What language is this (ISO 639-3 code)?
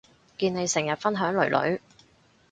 yue